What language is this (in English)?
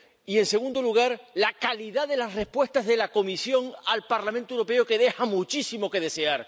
Spanish